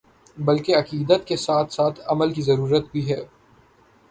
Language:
Urdu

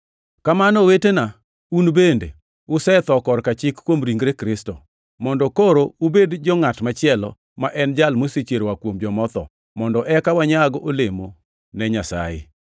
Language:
Luo (Kenya and Tanzania)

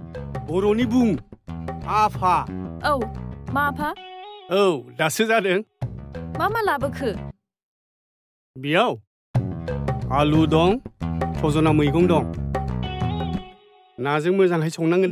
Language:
Korean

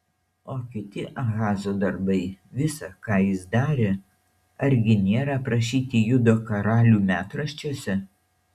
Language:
Lithuanian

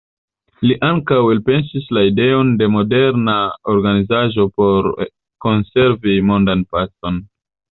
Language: Esperanto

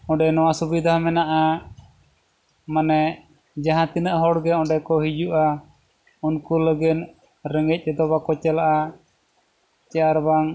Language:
Santali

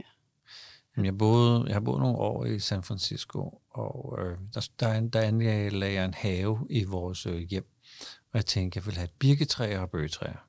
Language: Danish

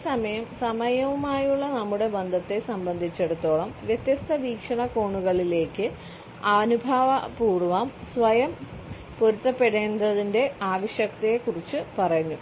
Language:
Malayalam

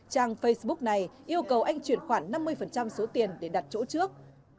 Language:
Vietnamese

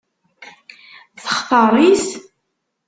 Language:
Kabyle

